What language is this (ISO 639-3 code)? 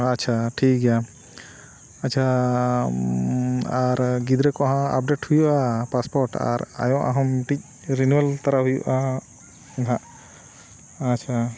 sat